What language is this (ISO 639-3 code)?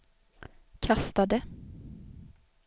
swe